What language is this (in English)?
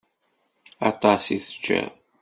Kabyle